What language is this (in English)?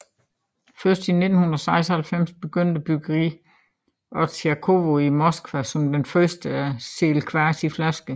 Danish